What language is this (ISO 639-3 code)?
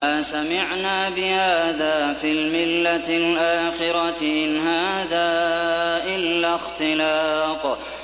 ara